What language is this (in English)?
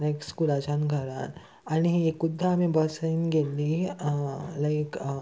Konkani